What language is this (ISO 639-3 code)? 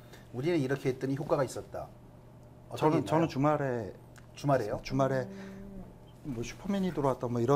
kor